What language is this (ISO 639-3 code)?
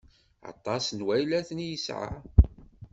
kab